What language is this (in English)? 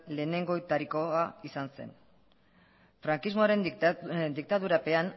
Basque